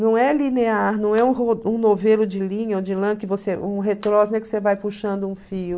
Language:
Portuguese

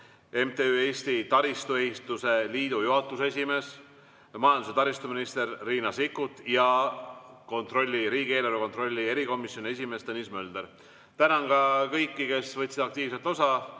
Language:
Estonian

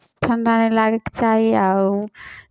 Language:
Maithili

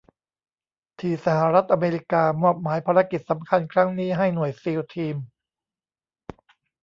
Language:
Thai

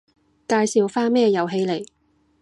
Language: Cantonese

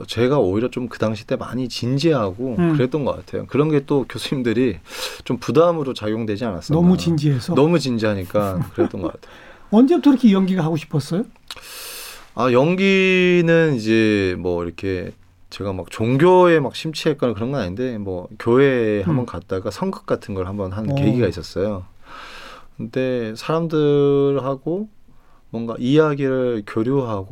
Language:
Korean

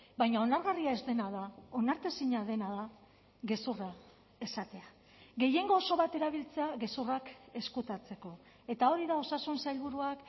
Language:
Basque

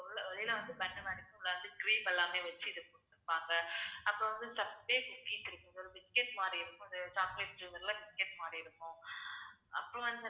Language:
Tamil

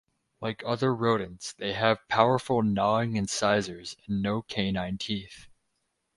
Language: English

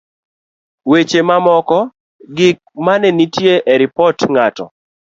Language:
Luo (Kenya and Tanzania)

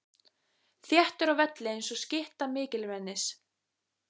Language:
Icelandic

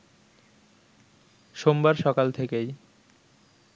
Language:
Bangla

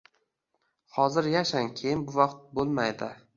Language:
Uzbek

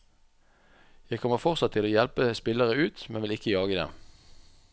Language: Norwegian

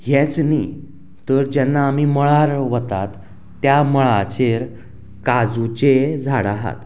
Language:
Konkani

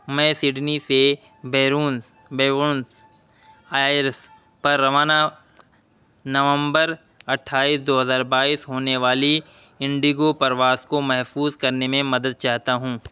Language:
Urdu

